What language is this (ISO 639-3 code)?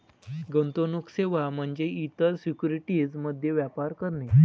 mar